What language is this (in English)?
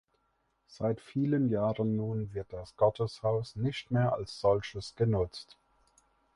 German